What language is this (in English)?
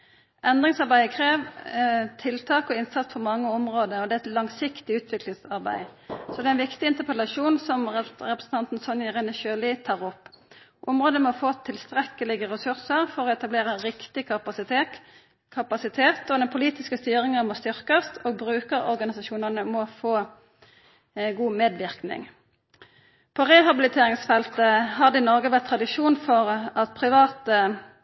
Norwegian Nynorsk